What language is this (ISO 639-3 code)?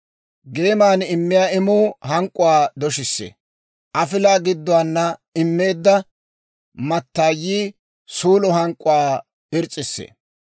dwr